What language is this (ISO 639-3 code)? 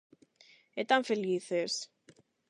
glg